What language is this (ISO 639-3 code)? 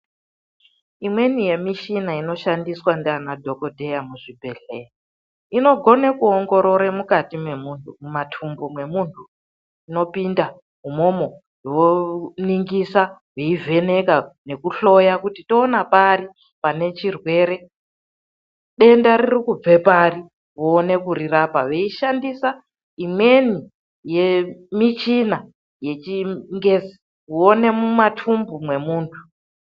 ndc